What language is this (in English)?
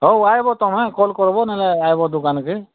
Odia